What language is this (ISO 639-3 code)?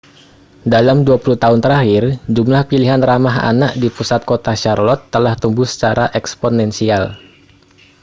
ind